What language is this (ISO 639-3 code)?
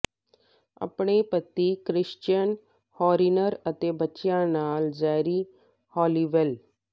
pan